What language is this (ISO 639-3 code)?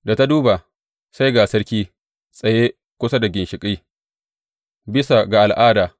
hau